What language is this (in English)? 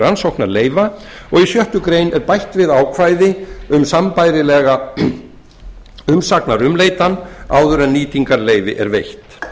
Icelandic